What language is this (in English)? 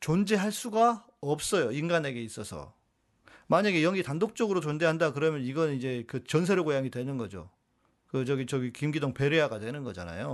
Korean